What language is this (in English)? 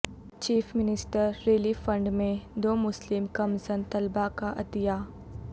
Urdu